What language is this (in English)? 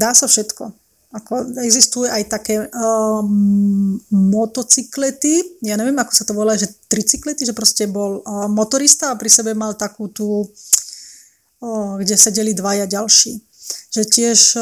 Slovak